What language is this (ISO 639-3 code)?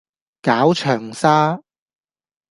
yue